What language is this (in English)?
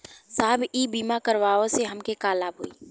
Bhojpuri